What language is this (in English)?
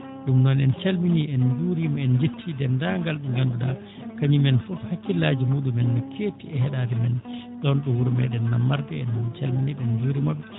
Fula